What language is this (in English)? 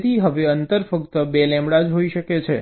Gujarati